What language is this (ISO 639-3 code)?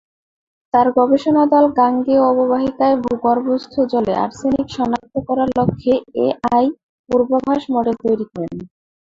ben